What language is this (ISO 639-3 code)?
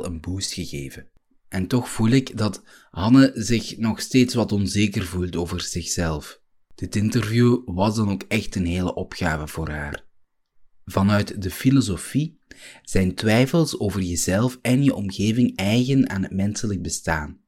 nld